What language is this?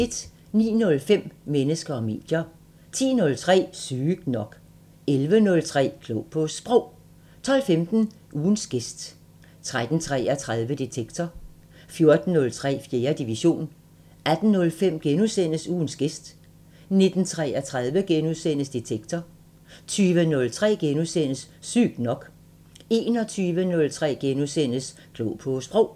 Danish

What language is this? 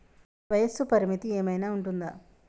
Telugu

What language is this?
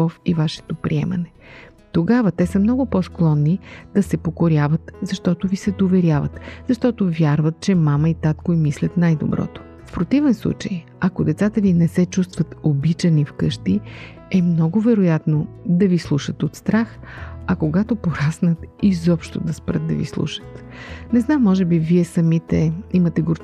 Bulgarian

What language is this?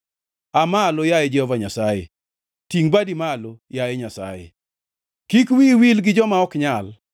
Luo (Kenya and Tanzania)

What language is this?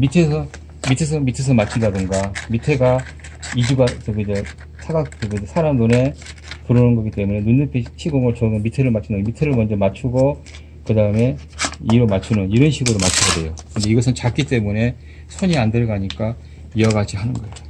Korean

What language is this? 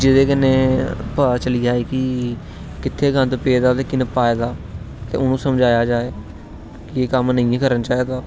Dogri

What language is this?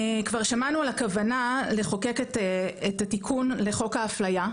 Hebrew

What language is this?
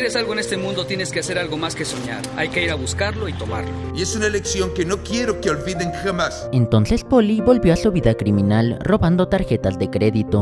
Spanish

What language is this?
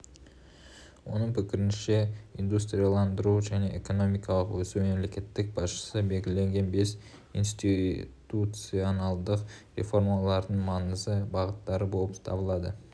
Kazakh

